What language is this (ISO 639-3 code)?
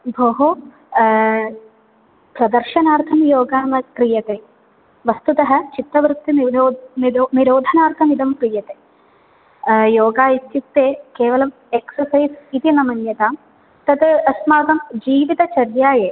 san